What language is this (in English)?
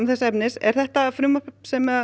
Icelandic